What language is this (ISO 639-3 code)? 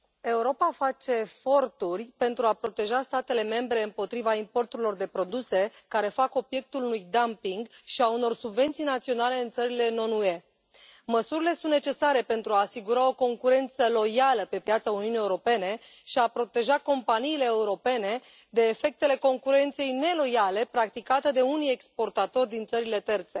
ron